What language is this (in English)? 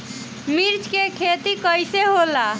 Bhojpuri